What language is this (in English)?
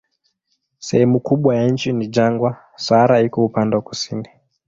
Swahili